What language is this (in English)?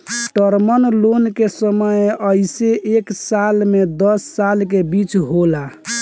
Bhojpuri